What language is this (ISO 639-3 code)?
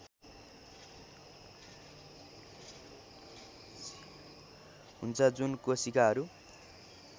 nep